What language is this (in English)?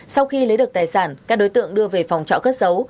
Vietnamese